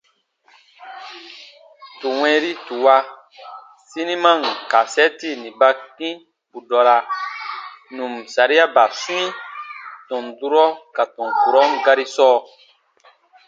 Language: Baatonum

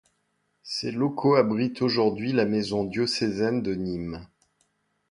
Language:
French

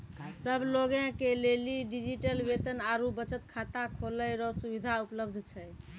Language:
Maithili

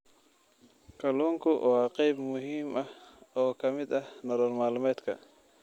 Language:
Somali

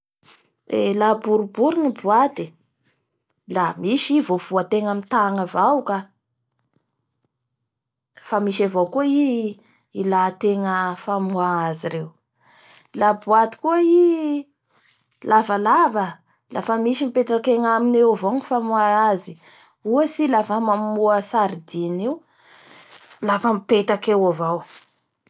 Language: Bara Malagasy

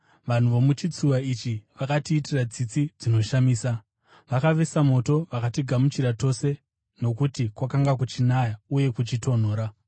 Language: Shona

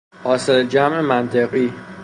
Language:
Persian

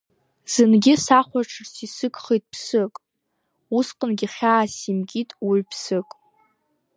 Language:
Abkhazian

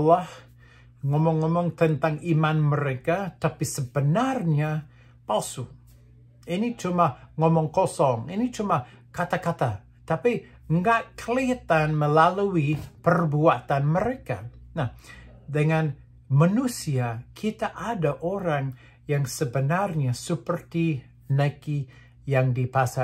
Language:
Indonesian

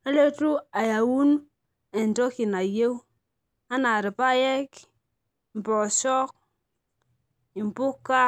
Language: Masai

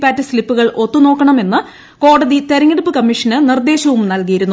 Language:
Malayalam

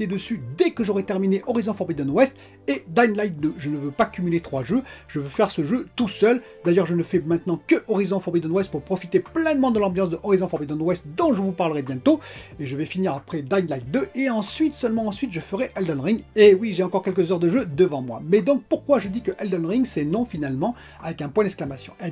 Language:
French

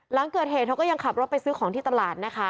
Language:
Thai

